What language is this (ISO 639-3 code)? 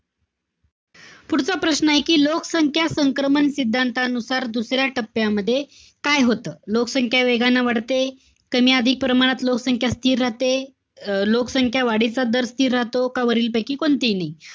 mar